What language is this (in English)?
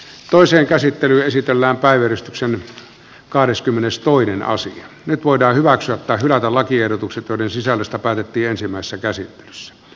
Finnish